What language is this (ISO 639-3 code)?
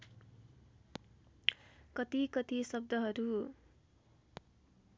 nep